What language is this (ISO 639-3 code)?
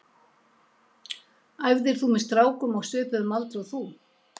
isl